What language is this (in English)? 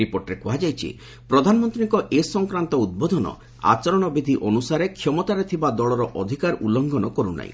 Odia